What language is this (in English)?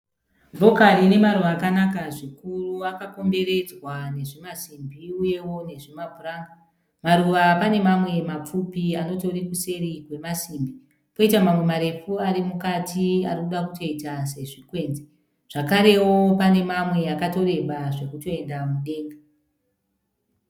Shona